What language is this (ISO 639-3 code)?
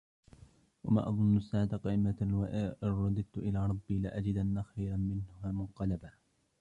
ara